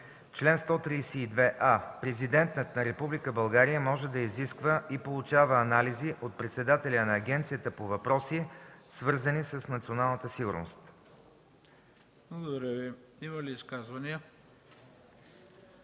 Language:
Bulgarian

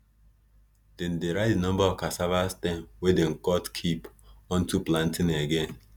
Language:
Nigerian Pidgin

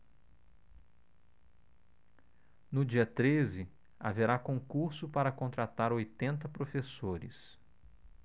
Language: Portuguese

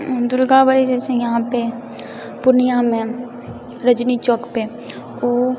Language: Maithili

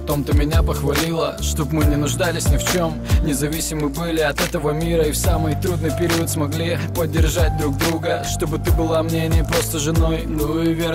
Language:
Russian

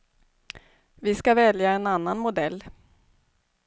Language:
Swedish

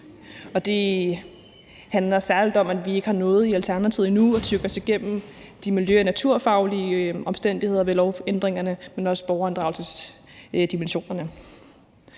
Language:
Danish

